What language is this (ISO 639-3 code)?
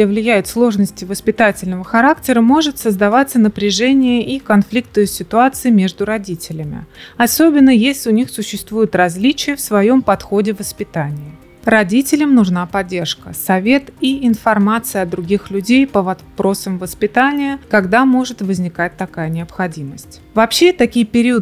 rus